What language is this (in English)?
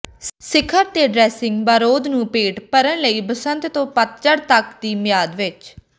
Punjabi